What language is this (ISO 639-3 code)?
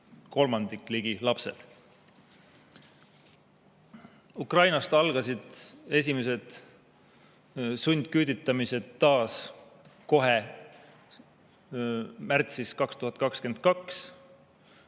est